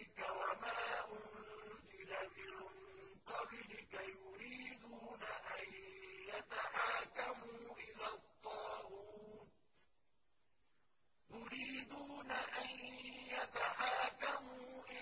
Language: Arabic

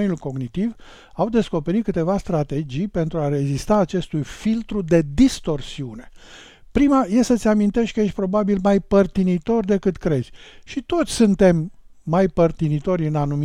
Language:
Romanian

